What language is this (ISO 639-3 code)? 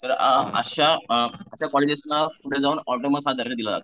mar